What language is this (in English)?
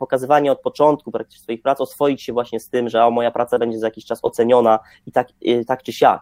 Polish